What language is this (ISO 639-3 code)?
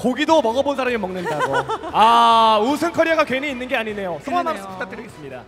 kor